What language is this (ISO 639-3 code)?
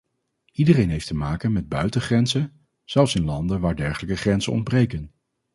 nld